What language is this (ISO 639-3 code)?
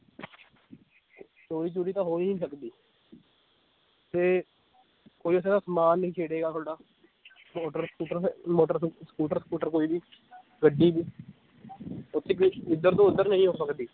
pan